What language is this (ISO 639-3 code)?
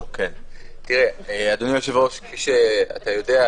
heb